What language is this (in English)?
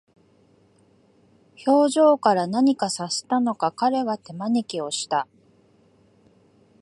Japanese